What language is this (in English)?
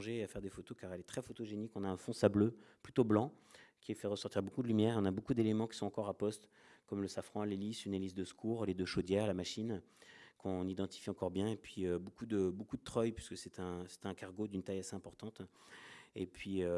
French